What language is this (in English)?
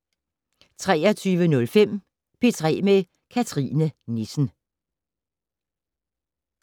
Danish